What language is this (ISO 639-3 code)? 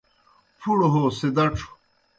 plk